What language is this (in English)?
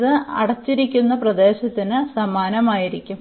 Malayalam